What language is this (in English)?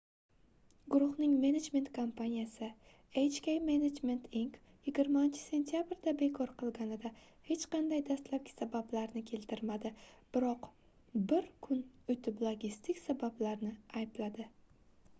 Uzbek